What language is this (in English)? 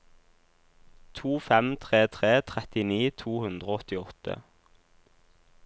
Norwegian